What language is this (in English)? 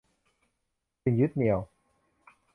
Thai